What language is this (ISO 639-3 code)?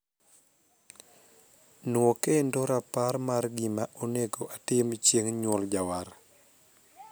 luo